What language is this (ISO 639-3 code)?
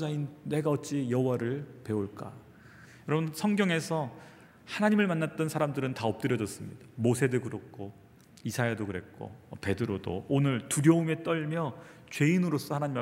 kor